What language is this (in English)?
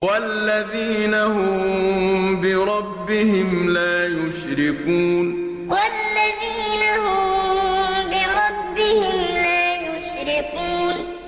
Arabic